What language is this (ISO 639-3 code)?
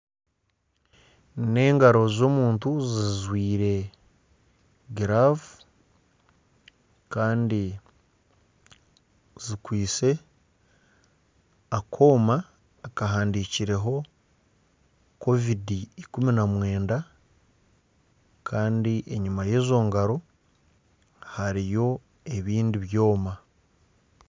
nyn